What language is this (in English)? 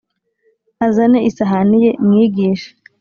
Kinyarwanda